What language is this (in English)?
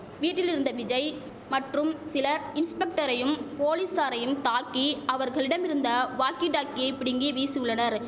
Tamil